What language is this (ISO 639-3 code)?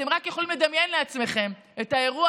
heb